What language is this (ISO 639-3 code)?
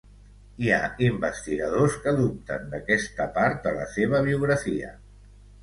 cat